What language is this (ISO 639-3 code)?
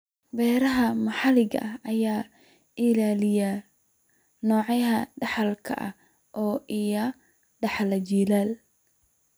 som